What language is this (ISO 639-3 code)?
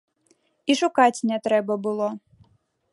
bel